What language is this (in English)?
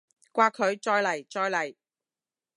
Cantonese